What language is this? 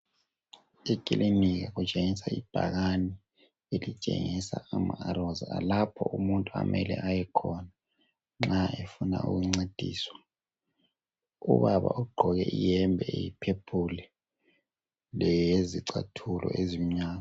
North Ndebele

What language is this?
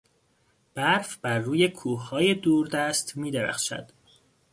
Persian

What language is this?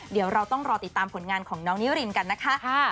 Thai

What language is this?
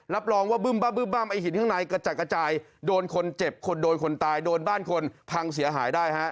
Thai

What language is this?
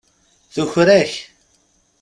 Kabyle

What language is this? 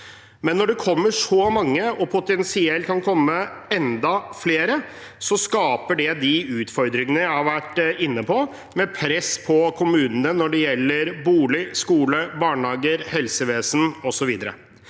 Norwegian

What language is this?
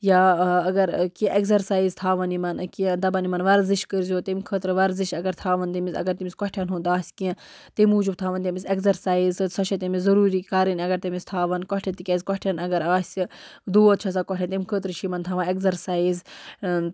Kashmiri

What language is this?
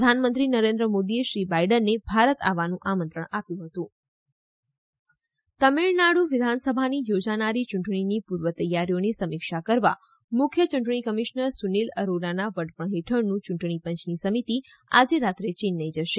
Gujarati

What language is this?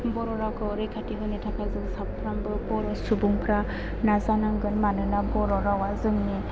Bodo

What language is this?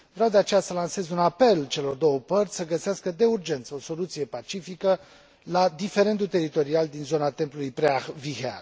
Romanian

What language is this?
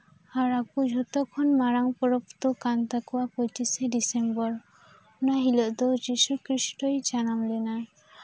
Santali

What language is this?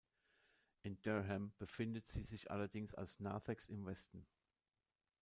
German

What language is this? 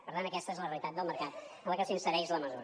Catalan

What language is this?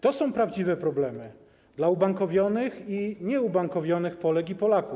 Polish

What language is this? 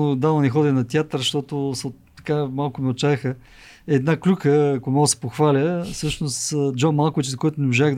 Bulgarian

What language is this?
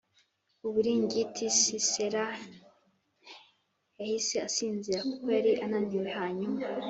Kinyarwanda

